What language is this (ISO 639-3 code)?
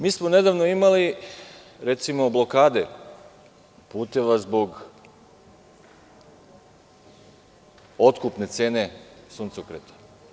srp